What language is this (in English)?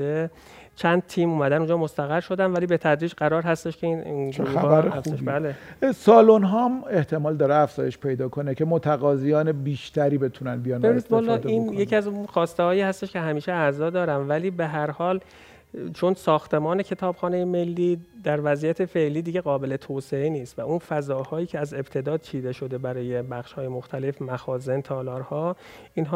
Persian